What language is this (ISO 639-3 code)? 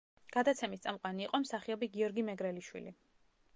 kat